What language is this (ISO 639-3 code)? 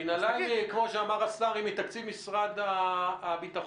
heb